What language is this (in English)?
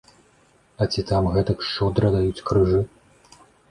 Belarusian